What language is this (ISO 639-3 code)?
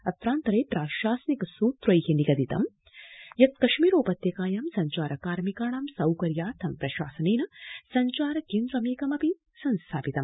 san